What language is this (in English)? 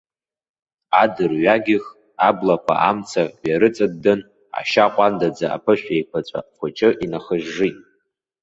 Abkhazian